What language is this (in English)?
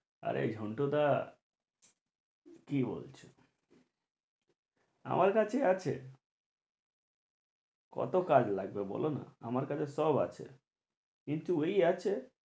Bangla